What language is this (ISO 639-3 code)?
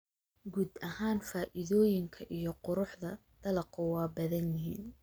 som